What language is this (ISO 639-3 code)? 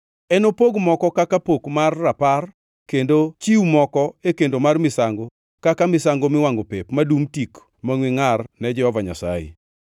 luo